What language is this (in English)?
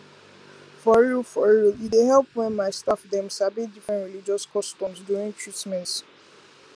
Nigerian Pidgin